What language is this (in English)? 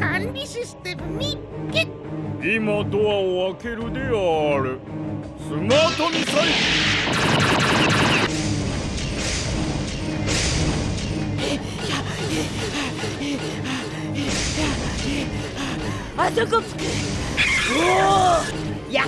Japanese